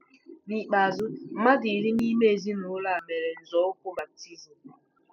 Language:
Igbo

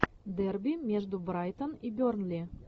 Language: Russian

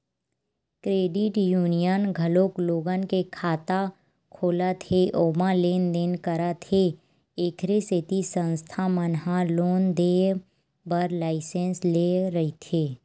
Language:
Chhattisgarhi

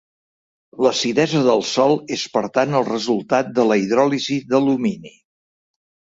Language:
Catalan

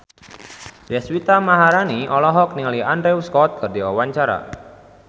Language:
Sundanese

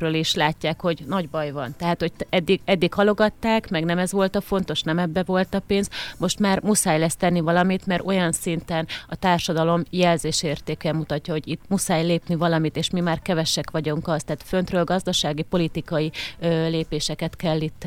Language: Hungarian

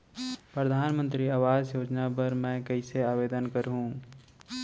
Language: Chhattisgarhi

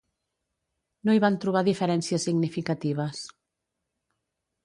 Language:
Catalan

